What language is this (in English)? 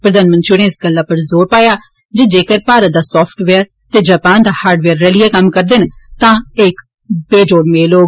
Dogri